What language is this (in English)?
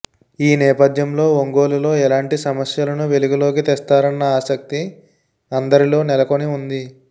Telugu